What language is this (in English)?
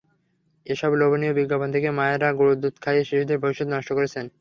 Bangla